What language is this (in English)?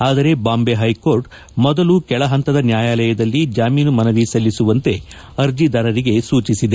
Kannada